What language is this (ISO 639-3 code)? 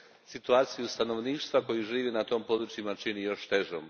hrv